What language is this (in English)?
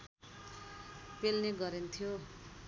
Nepali